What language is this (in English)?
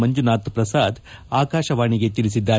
Kannada